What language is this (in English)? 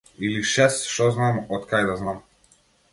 Macedonian